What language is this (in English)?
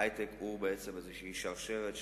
Hebrew